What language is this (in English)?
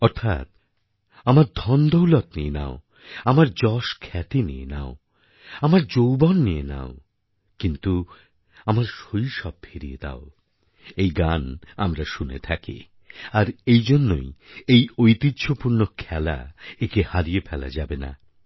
Bangla